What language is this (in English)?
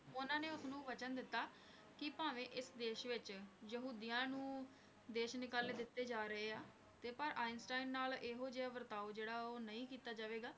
Punjabi